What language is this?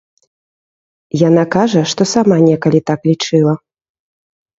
Belarusian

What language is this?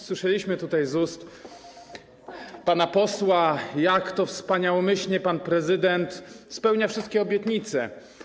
Polish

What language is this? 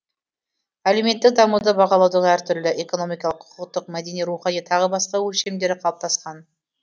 Kazakh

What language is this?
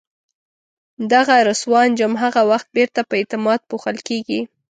Pashto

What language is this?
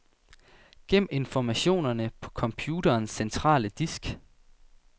Danish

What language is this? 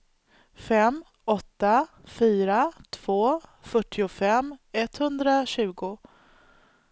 Swedish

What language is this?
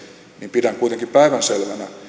Finnish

